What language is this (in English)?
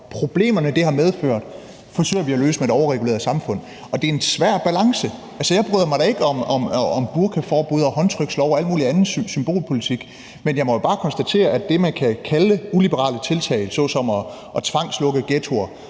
Danish